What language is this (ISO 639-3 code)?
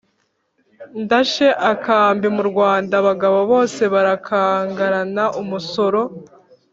kin